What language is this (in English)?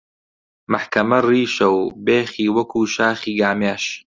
Central Kurdish